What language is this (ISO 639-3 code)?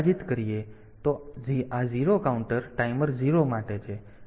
guj